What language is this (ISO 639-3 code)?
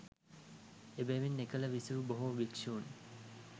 sin